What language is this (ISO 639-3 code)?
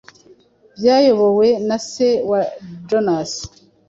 kin